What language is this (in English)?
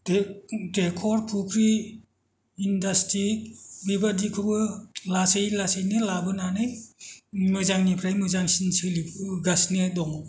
Bodo